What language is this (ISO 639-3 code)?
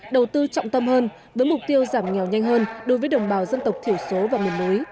vie